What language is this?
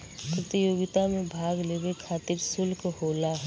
Bhojpuri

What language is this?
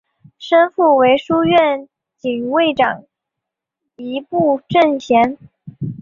Chinese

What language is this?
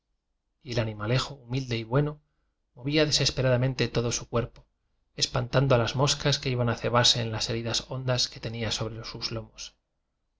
Spanish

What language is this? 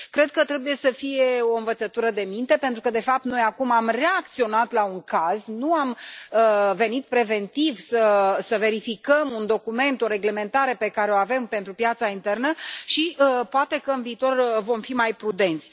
Romanian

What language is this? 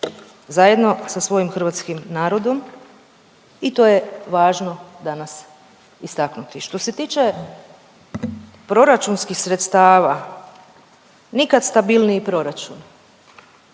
Croatian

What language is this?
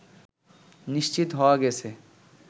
Bangla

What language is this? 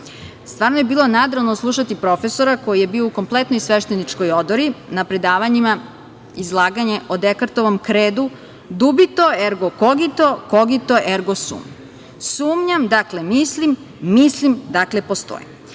Serbian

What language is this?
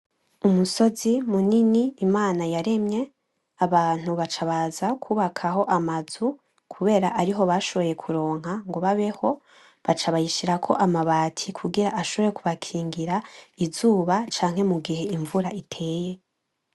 Rundi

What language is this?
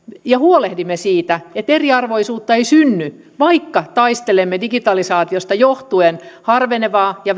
Finnish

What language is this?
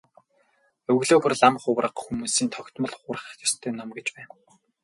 Mongolian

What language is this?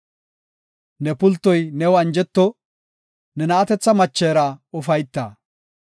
Gofa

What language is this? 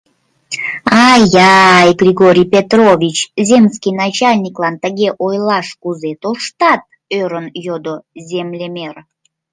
Mari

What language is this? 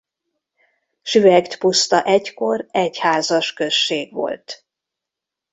Hungarian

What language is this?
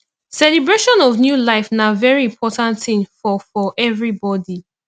Nigerian Pidgin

